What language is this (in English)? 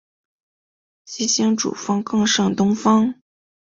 Chinese